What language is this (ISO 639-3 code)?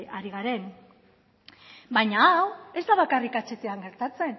eus